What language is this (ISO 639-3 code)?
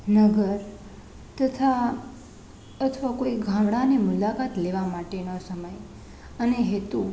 guj